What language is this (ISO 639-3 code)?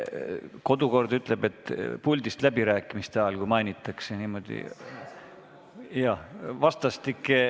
est